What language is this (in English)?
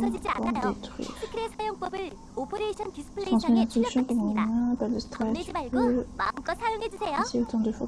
French